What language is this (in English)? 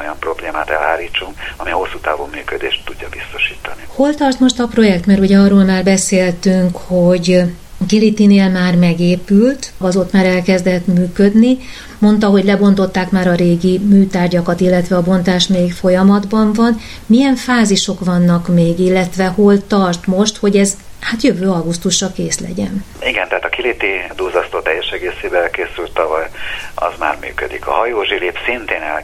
Hungarian